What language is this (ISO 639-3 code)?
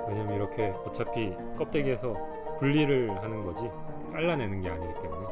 kor